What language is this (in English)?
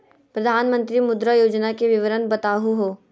Magahi